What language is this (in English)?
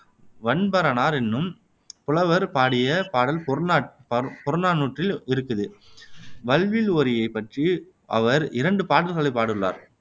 Tamil